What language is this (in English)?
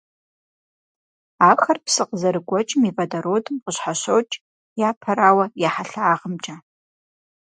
Kabardian